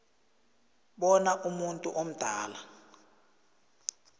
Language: South Ndebele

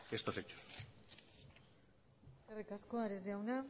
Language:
Basque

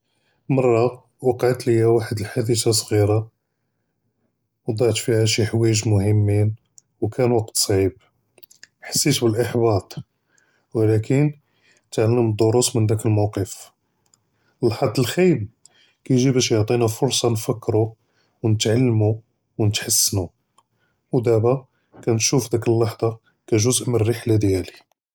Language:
Judeo-Arabic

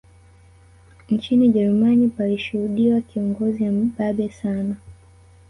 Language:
Swahili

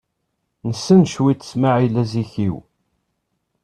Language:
Kabyle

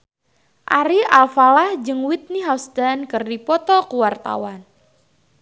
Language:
Sundanese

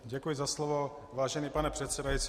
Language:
Czech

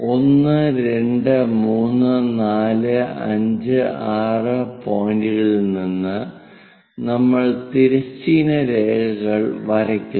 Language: Malayalam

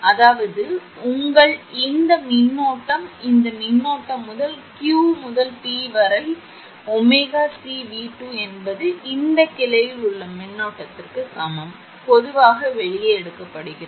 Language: Tamil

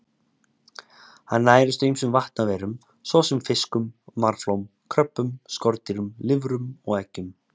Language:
Icelandic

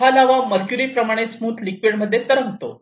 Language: Marathi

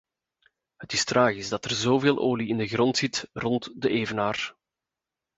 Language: Dutch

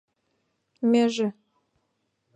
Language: Mari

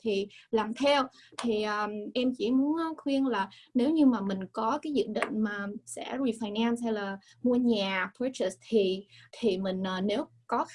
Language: Vietnamese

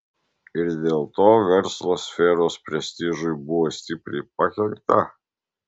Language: Lithuanian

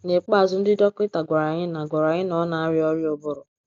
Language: Igbo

